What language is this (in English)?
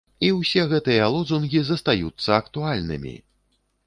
Belarusian